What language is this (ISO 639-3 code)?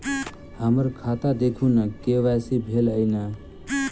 mai